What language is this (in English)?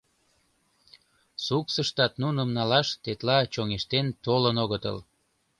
Mari